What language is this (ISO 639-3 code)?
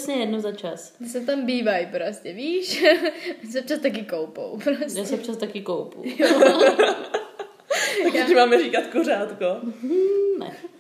ces